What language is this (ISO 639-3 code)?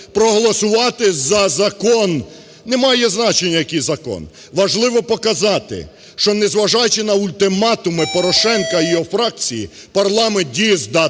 ukr